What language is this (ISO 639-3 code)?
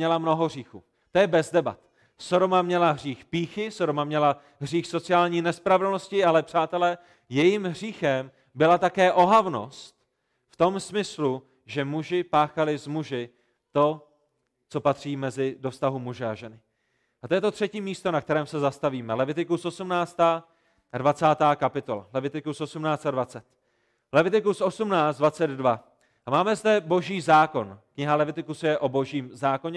ces